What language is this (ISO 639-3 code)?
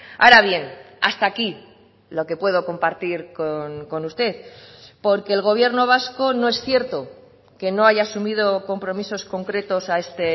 spa